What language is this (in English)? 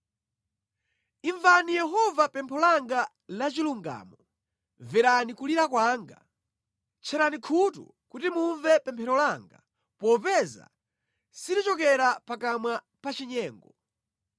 Nyanja